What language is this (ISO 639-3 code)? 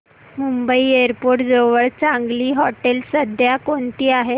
mar